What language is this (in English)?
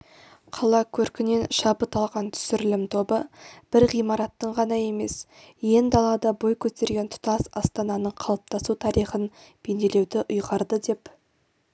Kazakh